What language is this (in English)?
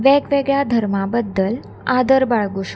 Konkani